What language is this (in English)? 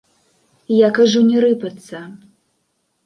Belarusian